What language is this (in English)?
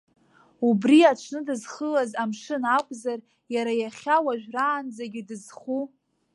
Abkhazian